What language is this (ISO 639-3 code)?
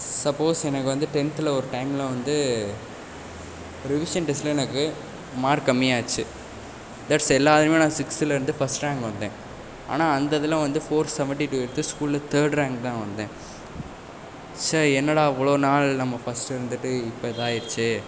tam